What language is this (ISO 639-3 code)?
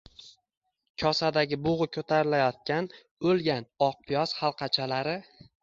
uzb